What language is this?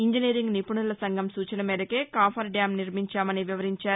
Telugu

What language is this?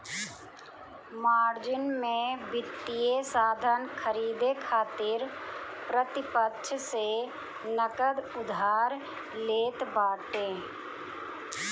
Bhojpuri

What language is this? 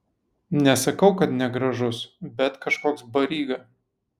Lithuanian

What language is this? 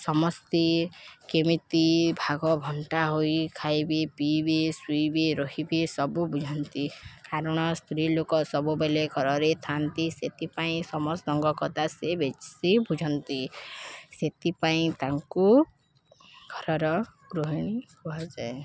Odia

